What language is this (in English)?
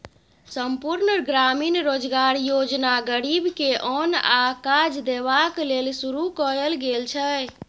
Maithili